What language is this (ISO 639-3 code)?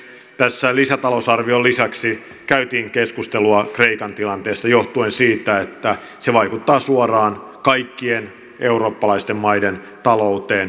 fin